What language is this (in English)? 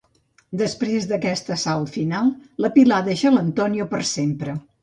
Catalan